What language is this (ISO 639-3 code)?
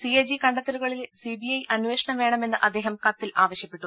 mal